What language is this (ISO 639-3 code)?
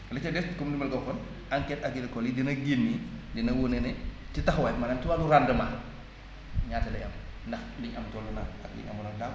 wol